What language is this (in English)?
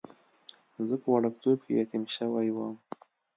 Pashto